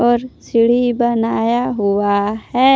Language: Hindi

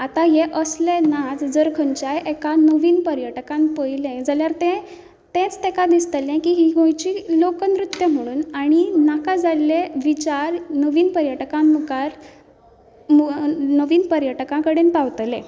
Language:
Konkani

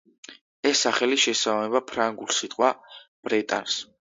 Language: Georgian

